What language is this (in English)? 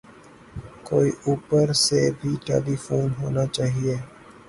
Urdu